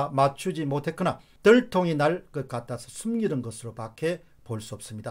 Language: Korean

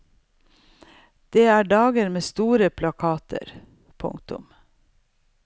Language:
Norwegian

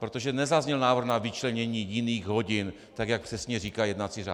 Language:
Czech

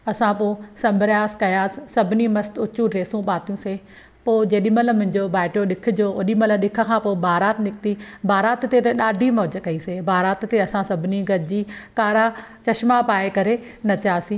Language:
Sindhi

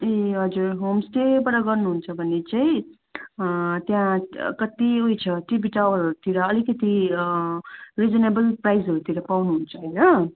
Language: Nepali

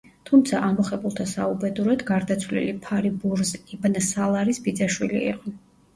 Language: Georgian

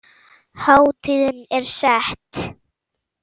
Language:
Icelandic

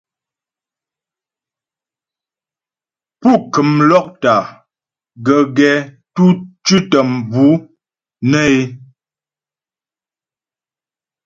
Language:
Ghomala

